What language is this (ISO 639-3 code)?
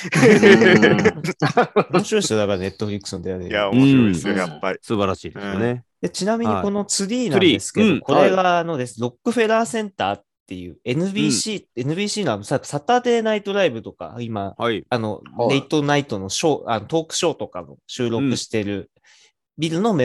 jpn